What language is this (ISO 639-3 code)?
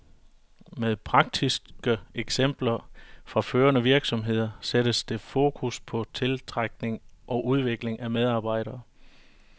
dan